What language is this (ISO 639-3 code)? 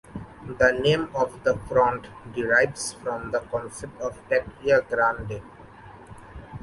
eng